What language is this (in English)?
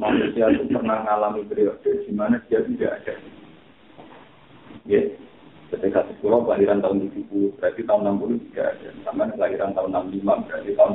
Malay